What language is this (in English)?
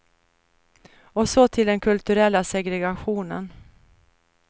Swedish